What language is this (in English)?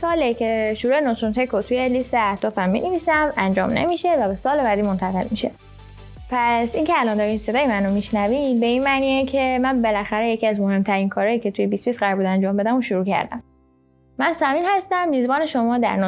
Persian